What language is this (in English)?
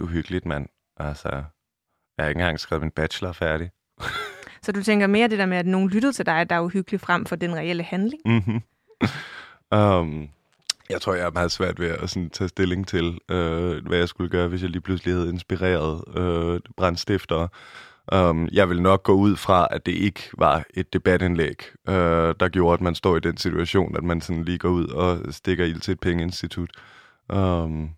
Danish